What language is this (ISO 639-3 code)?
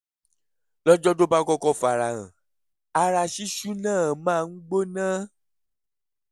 yor